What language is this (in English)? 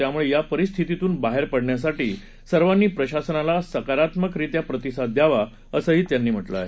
Marathi